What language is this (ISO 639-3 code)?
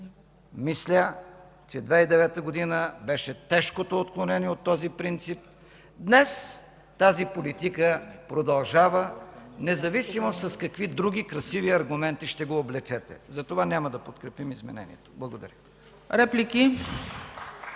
bul